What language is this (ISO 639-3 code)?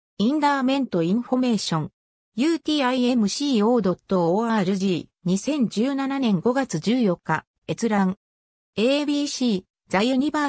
jpn